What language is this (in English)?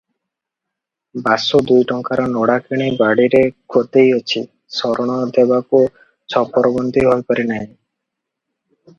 Odia